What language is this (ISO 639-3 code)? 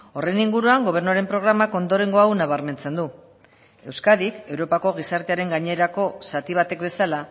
eus